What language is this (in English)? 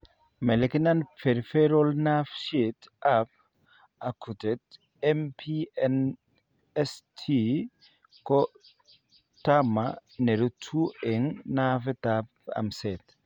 Kalenjin